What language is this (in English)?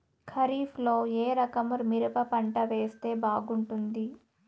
Telugu